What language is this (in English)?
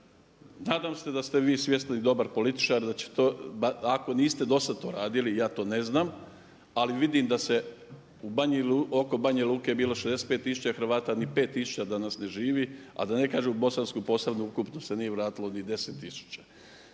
Croatian